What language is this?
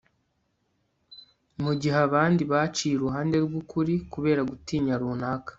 Kinyarwanda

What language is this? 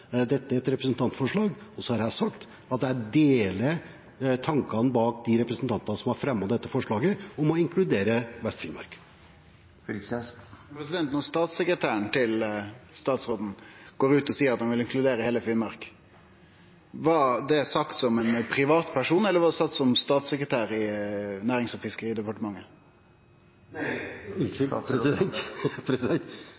Norwegian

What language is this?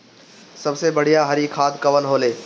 Bhojpuri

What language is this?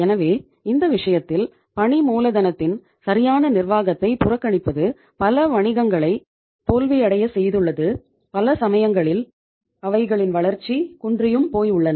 Tamil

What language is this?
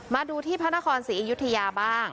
Thai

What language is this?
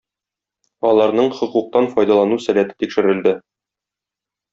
Tatar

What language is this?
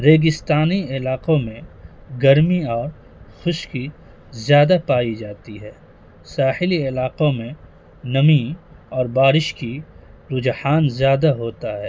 Urdu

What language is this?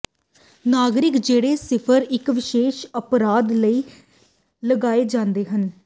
Punjabi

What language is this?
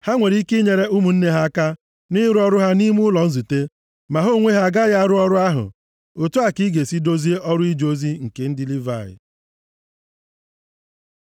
Igbo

